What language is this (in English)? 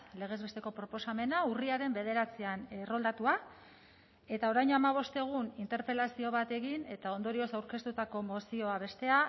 Basque